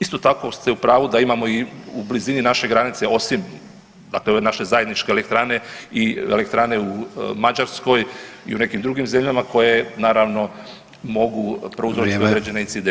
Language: Croatian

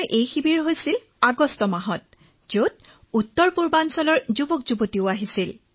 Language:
Assamese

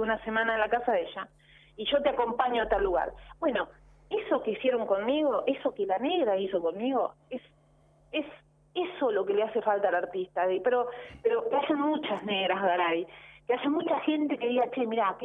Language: Spanish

